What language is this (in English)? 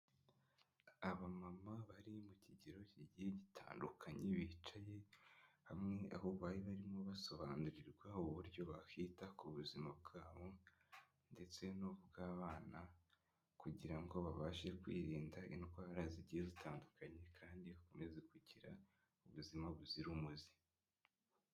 Kinyarwanda